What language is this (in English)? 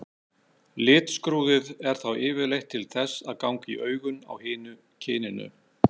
Icelandic